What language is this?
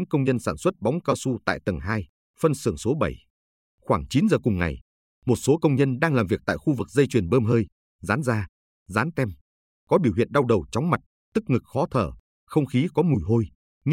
Vietnamese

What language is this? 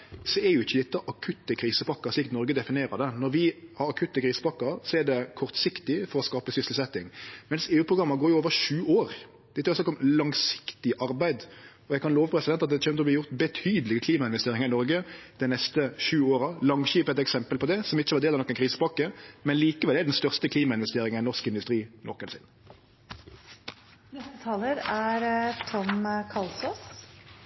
Norwegian Nynorsk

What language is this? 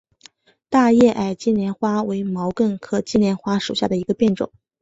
Chinese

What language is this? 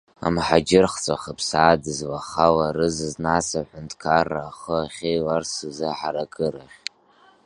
Abkhazian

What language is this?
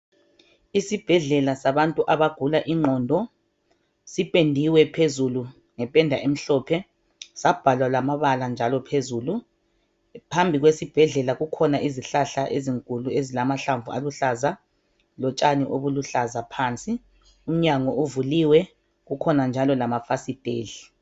North Ndebele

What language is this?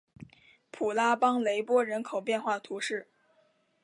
Chinese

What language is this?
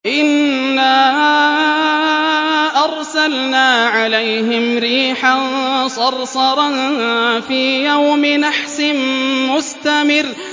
Arabic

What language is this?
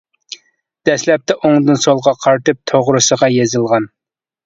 Uyghur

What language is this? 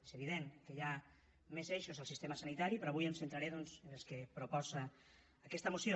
Catalan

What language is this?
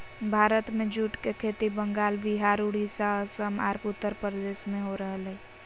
Magahi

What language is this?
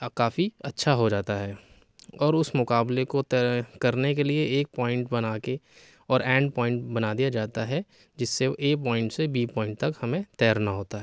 Urdu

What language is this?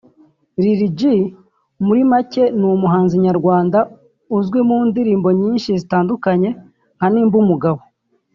Kinyarwanda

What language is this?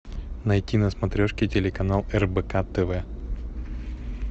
Russian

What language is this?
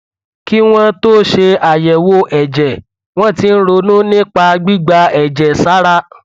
Yoruba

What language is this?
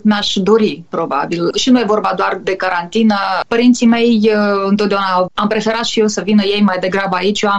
Romanian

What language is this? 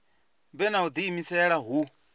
Venda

